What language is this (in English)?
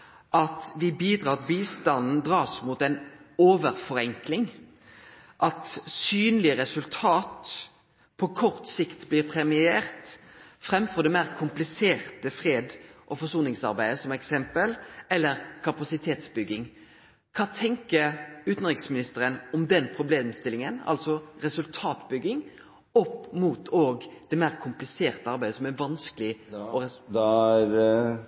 Norwegian Nynorsk